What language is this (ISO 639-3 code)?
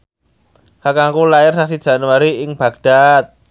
jav